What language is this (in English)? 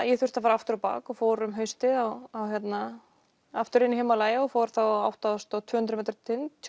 Icelandic